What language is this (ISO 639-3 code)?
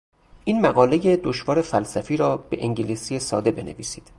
fas